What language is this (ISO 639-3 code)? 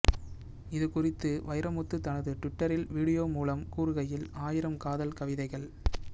tam